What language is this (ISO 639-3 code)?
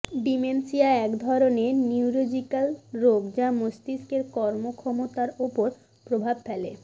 ben